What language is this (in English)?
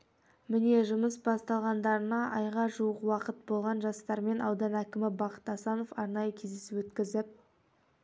Kazakh